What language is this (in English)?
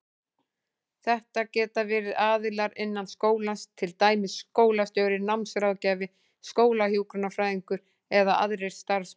Icelandic